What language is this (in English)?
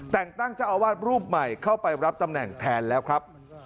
Thai